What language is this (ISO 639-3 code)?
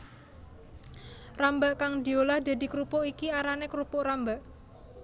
jav